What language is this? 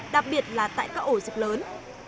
Vietnamese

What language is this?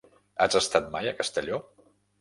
Catalan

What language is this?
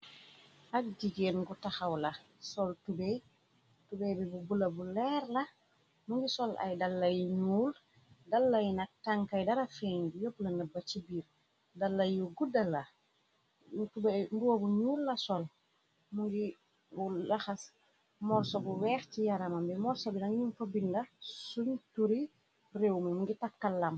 Wolof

